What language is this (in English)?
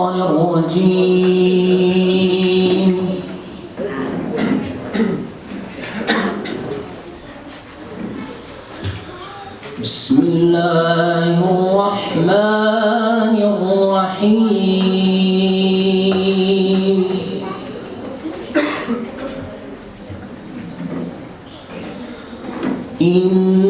Arabic